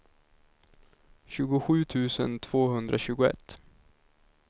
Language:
Swedish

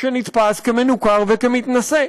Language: Hebrew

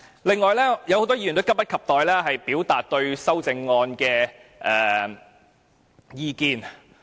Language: Cantonese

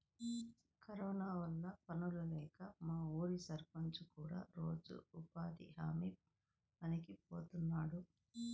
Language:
Telugu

